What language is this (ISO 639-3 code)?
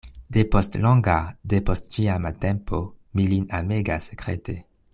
epo